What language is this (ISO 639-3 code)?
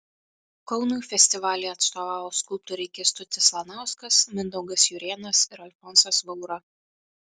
lit